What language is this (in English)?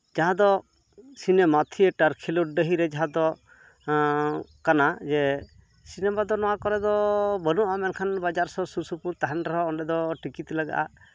Santali